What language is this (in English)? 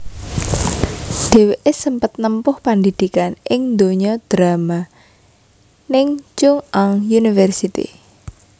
Javanese